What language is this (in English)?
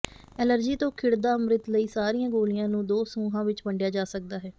Punjabi